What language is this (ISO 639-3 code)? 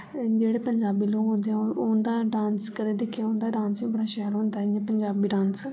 doi